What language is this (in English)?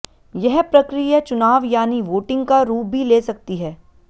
Hindi